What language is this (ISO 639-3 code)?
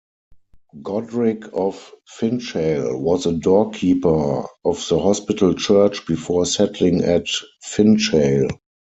eng